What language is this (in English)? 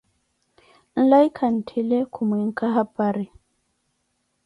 Koti